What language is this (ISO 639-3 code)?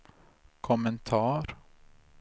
swe